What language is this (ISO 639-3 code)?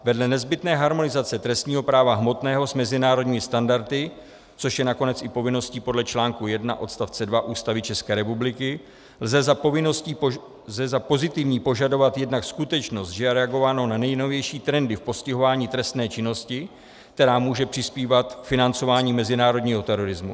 ces